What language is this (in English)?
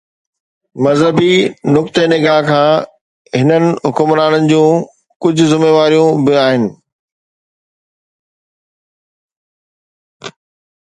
Sindhi